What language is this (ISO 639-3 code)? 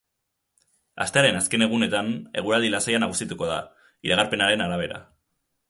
eus